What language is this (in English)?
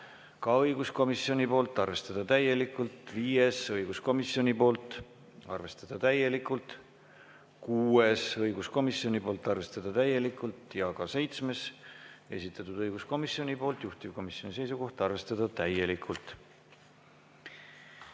Estonian